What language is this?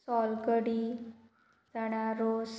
Konkani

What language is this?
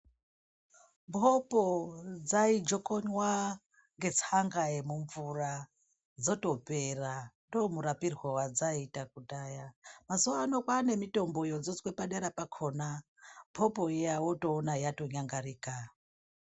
Ndau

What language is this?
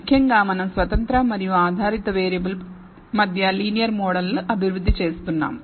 Telugu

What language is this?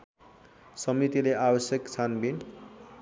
Nepali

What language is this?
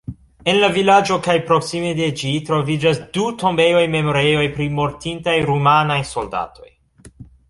Esperanto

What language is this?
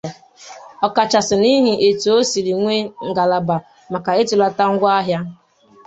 Igbo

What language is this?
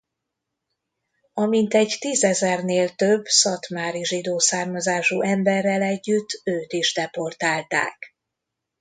Hungarian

